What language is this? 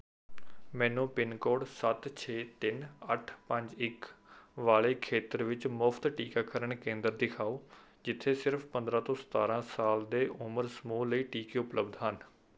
Punjabi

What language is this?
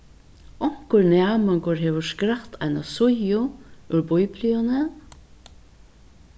Faroese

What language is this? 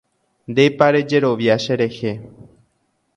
Guarani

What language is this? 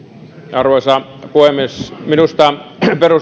Finnish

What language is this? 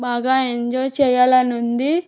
Telugu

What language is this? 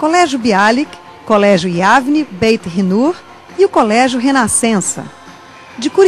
Portuguese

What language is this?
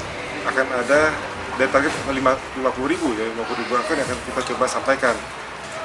Indonesian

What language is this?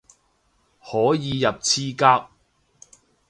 Cantonese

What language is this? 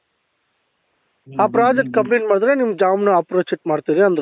Kannada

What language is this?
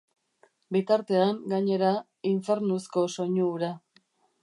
Basque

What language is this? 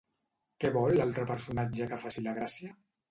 Catalan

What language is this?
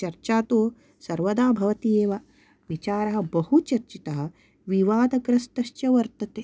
Sanskrit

